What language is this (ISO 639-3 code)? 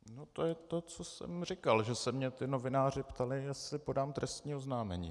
ces